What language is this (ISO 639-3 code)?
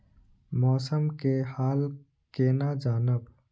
mai